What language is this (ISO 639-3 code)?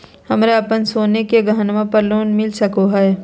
mag